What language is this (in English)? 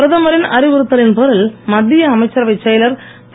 Tamil